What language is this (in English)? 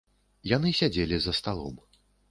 Belarusian